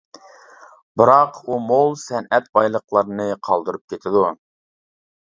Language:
Uyghur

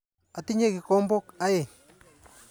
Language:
Kalenjin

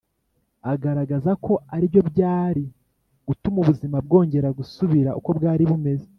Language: Kinyarwanda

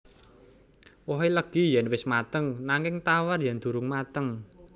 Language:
Javanese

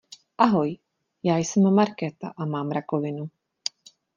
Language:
Czech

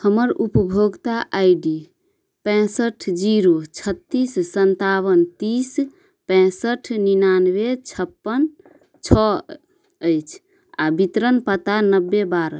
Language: Maithili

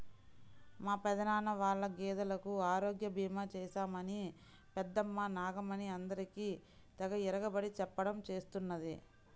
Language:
Telugu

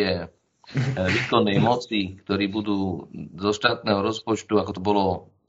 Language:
Slovak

